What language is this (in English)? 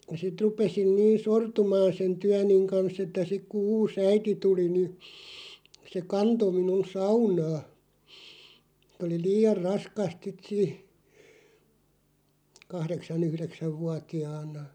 Finnish